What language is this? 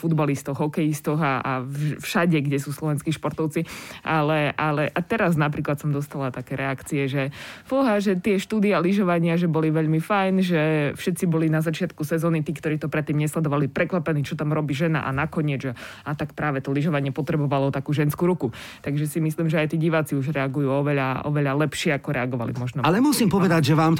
Slovak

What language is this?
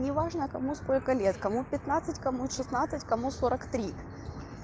Russian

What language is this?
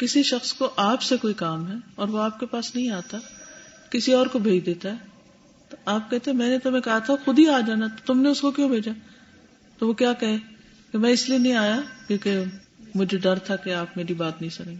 Urdu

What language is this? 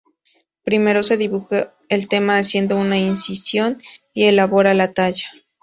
Spanish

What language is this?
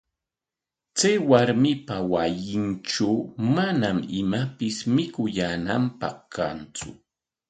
Corongo Ancash Quechua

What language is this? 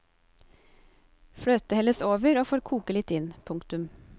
Norwegian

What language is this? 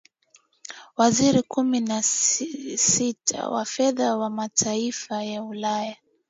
Swahili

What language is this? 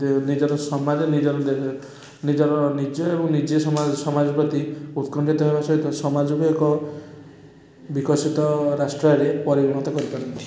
Odia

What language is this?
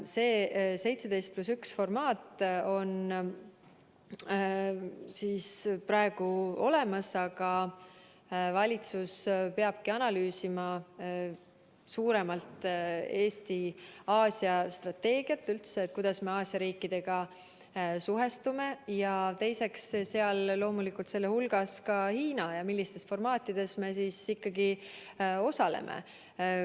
Estonian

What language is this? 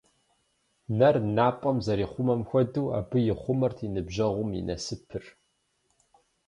Kabardian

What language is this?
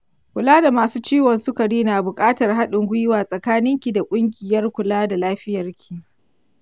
Hausa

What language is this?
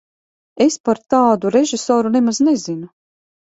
Latvian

